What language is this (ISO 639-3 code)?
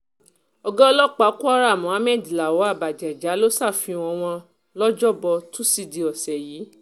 yor